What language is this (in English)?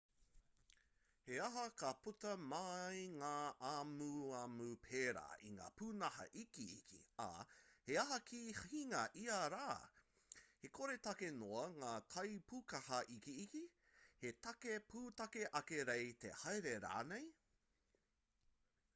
Māori